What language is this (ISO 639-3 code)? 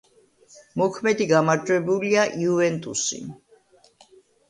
kat